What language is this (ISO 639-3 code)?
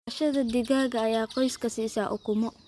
som